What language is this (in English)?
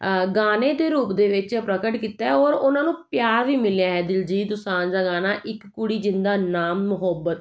Punjabi